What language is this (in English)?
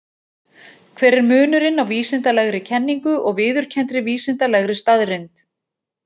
Icelandic